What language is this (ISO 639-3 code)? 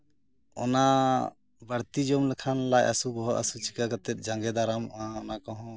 sat